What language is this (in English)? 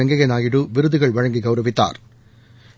Tamil